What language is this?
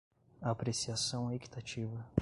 Portuguese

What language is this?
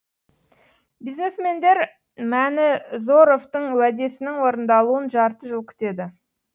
Kazakh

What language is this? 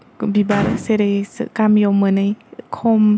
Bodo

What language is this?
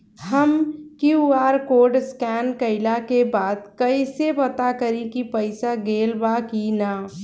Bhojpuri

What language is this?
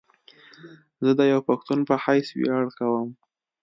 Pashto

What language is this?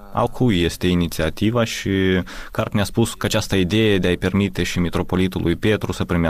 Romanian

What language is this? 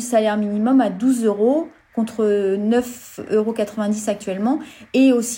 French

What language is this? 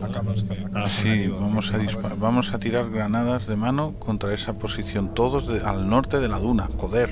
Spanish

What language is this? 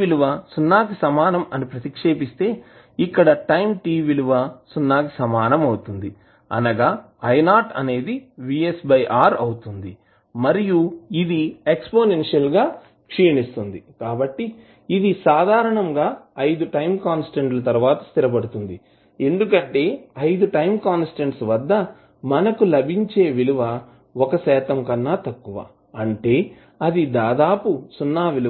Telugu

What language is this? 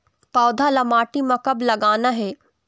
Chhattisgarhi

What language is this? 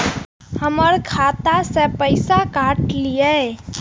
Maithili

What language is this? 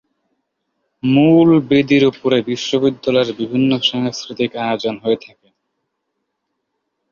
Bangla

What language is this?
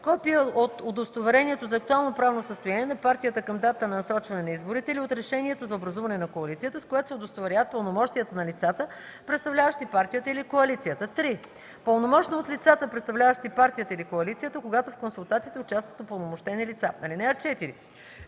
Bulgarian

